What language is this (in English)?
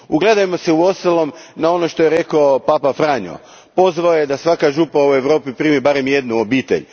Croatian